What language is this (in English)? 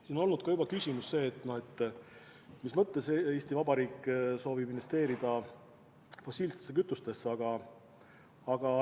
Estonian